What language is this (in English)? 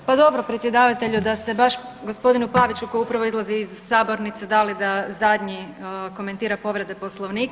Croatian